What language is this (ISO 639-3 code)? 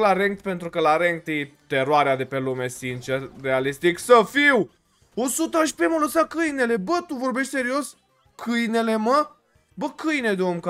ron